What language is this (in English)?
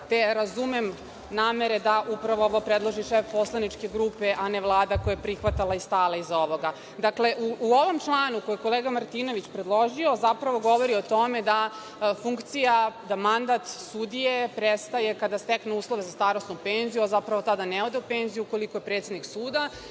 Serbian